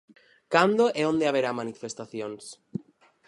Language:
Galician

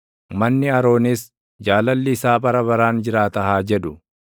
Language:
Oromo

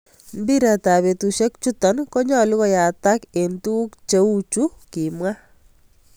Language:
Kalenjin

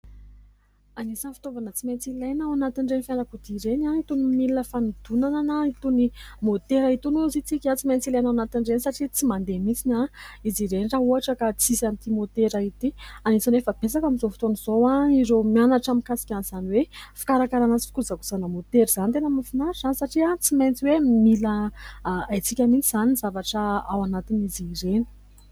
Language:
Malagasy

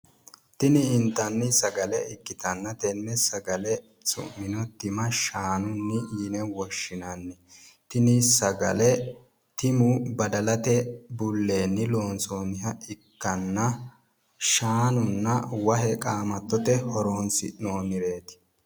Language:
Sidamo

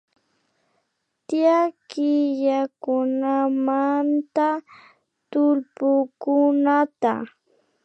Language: Imbabura Highland Quichua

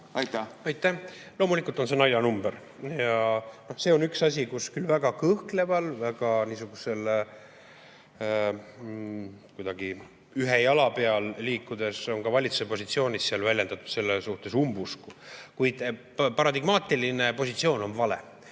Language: Estonian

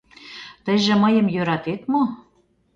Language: Mari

